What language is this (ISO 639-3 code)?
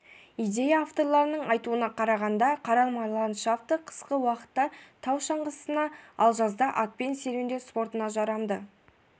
kaz